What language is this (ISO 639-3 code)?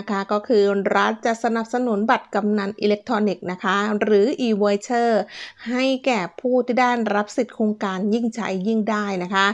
tha